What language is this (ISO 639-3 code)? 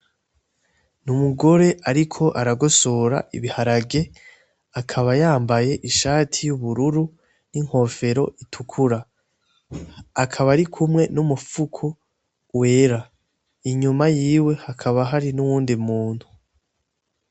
run